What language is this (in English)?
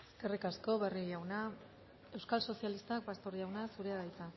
Basque